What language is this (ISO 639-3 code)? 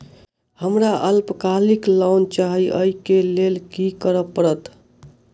mai